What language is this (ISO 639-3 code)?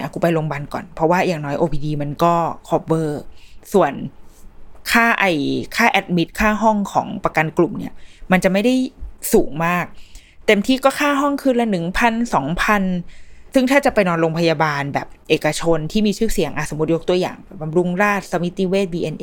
tha